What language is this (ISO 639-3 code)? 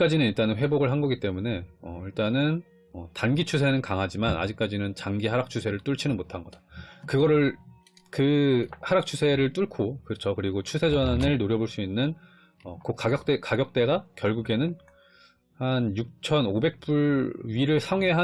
kor